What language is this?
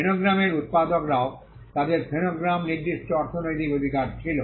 Bangla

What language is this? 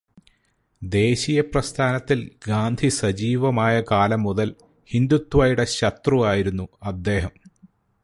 Malayalam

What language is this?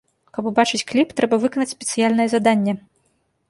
Belarusian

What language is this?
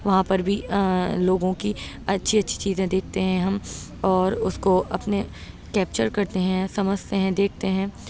Urdu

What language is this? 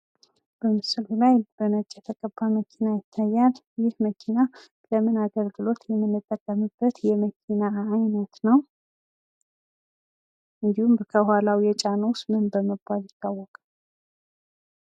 Amharic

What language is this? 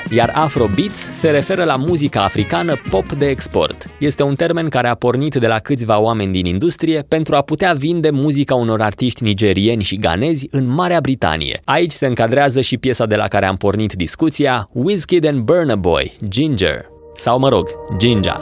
Romanian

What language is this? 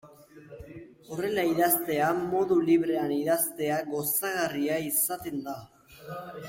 Basque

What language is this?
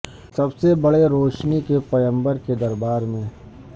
Urdu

